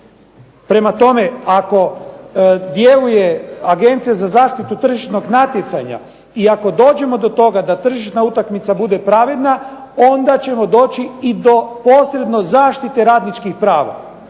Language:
Croatian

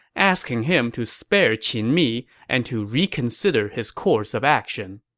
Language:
English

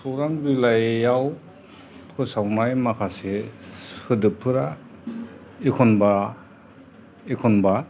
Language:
Bodo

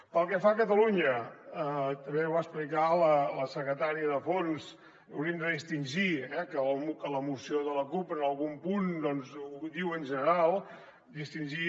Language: Catalan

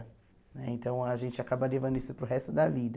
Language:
Portuguese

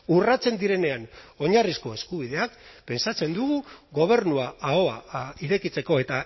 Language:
Basque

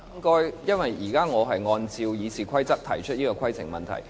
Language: Cantonese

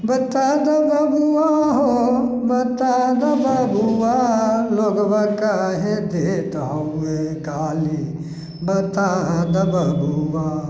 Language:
Maithili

